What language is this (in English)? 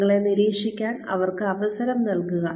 Malayalam